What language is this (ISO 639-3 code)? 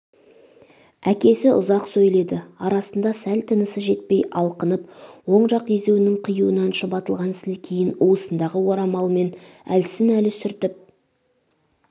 kaz